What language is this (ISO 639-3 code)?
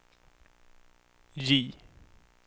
swe